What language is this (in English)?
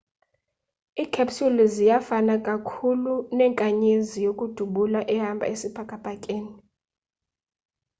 Xhosa